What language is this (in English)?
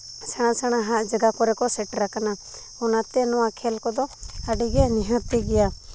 Santali